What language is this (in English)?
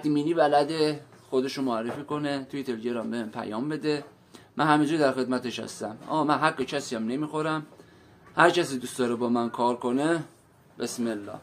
Persian